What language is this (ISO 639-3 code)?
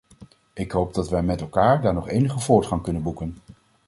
nld